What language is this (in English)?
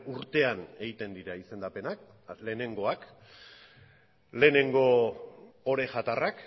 Basque